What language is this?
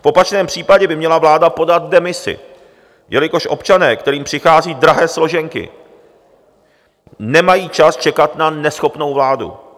Czech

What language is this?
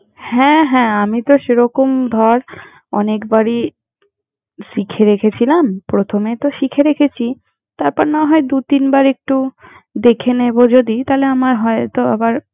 Bangla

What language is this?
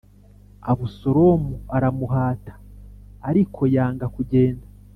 Kinyarwanda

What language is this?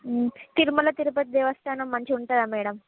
Telugu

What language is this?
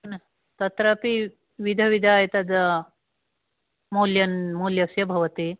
Sanskrit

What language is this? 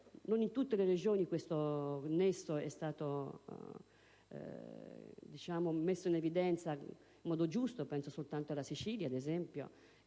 Italian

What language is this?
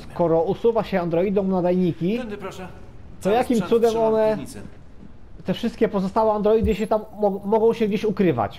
Polish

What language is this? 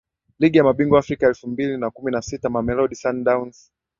Swahili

